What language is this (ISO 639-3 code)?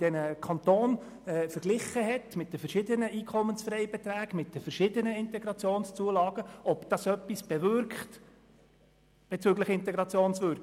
gsw